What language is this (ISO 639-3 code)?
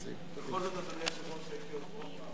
heb